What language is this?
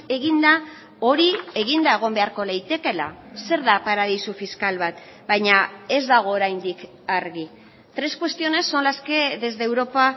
Basque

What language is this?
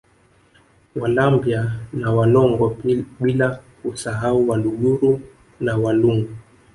Swahili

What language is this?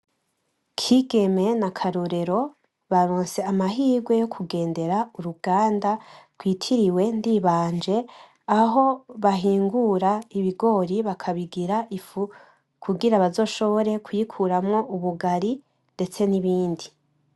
Rundi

